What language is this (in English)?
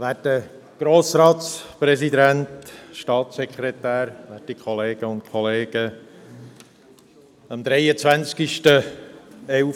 Swiss German